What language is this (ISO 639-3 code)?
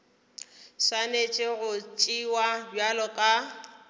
nso